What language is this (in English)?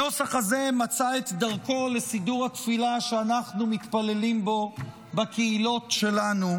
Hebrew